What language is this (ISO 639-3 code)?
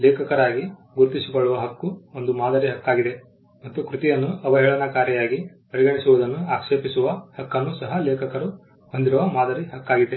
kan